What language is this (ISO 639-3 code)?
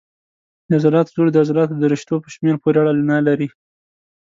pus